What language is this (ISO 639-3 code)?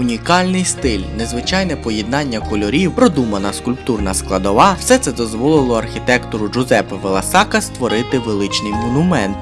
ukr